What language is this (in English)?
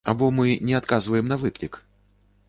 Belarusian